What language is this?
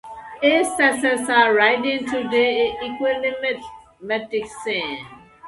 English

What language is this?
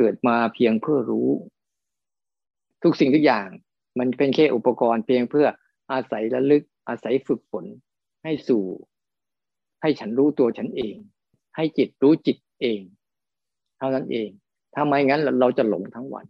Thai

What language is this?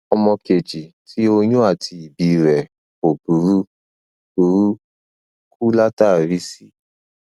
Yoruba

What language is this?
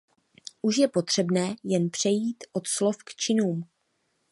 Czech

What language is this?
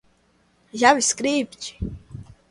Portuguese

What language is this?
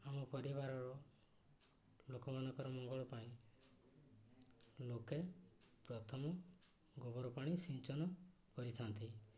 Odia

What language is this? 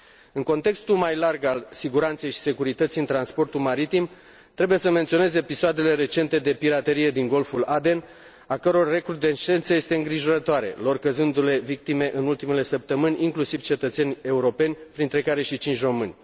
Romanian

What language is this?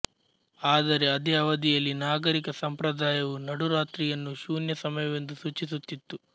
Kannada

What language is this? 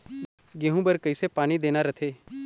Chhattisgarhi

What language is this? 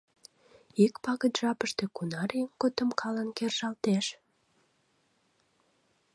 Mari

